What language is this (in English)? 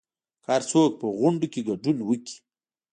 Pashto